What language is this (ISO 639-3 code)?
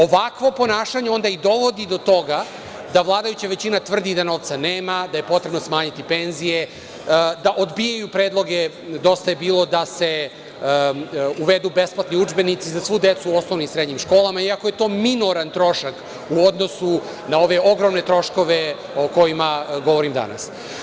srp